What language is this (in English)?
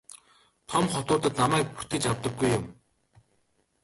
Mongolian